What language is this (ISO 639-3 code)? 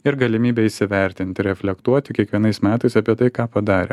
lit